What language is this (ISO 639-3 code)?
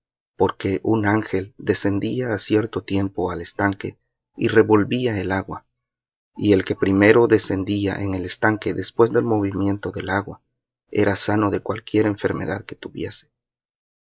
spa